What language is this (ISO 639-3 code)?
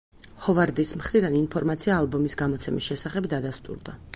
kat